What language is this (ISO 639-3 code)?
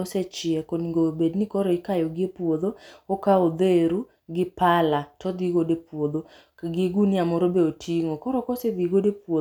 luo